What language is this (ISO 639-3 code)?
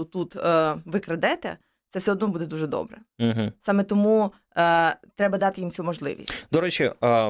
ukr